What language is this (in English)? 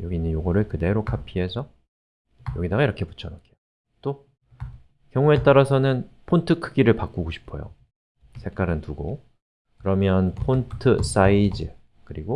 Korean